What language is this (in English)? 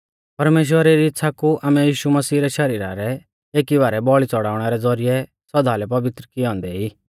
Mahasu Pahari